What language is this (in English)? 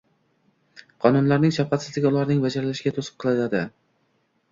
Uzbek